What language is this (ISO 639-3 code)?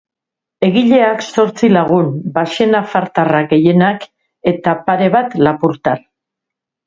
eus